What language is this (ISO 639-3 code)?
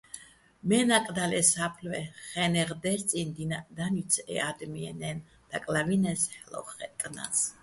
bbl